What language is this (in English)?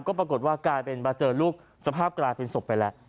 Thai